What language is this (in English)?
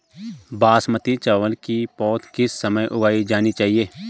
Hindi